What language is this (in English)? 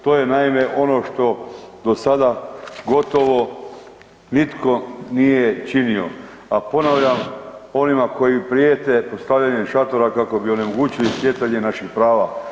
Croatian